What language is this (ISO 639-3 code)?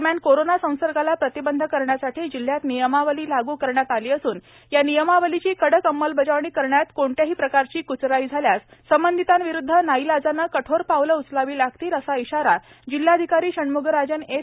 mar